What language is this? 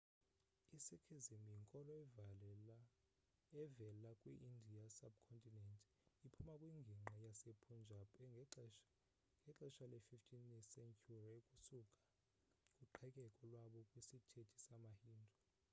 Xhosa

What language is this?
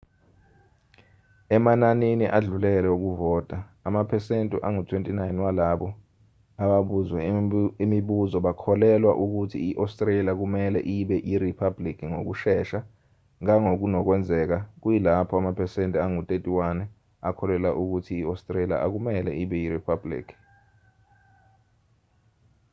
Zulu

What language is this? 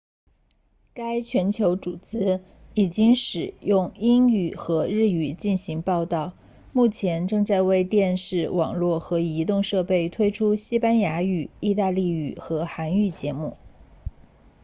Chinese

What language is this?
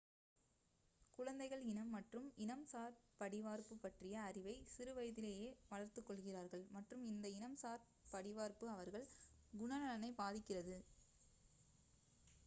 Tamil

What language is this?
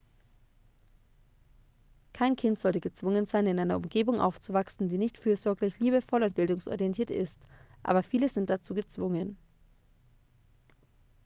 German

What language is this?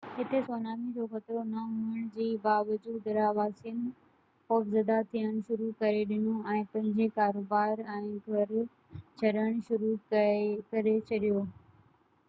Sindhi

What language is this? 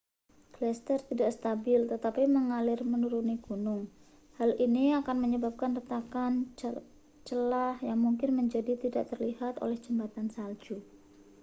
Indonesian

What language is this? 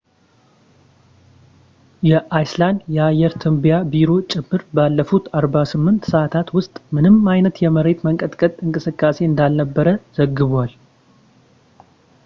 Amharic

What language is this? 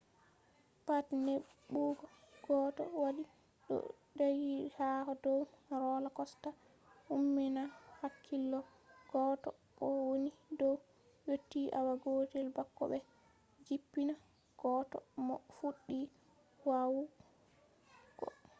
Fula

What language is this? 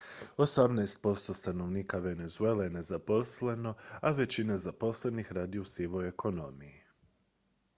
Croatian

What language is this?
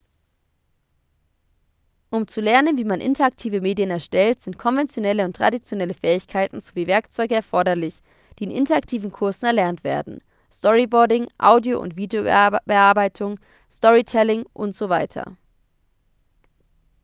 German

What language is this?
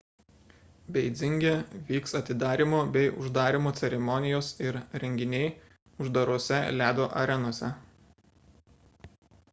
Lithuanian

